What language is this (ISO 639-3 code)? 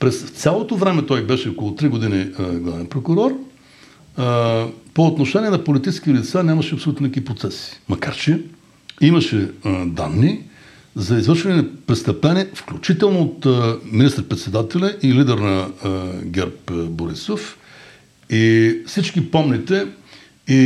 bul